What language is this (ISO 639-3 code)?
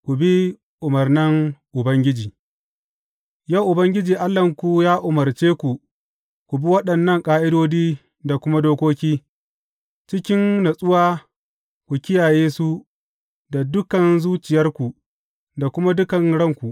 hau